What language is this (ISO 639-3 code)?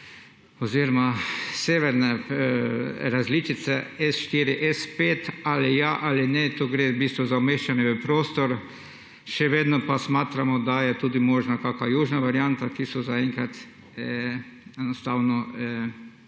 slv